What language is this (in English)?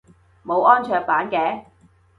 Cantonese